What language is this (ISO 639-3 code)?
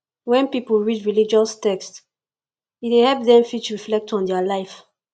pcm